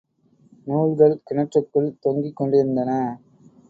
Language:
Tamil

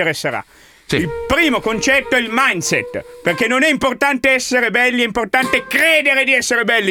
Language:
Italian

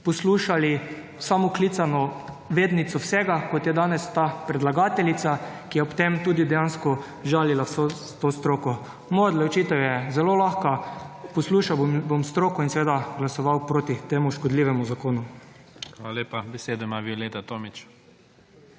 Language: Slovenian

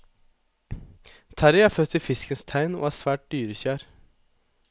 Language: Norwegian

